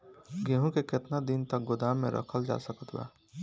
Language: Bhojpuri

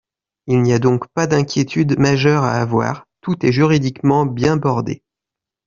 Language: French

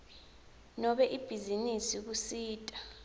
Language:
Swati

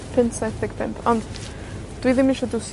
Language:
Welsh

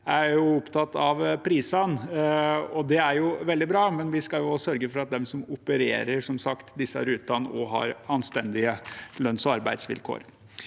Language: Norwegian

